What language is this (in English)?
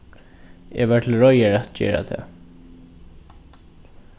Faroese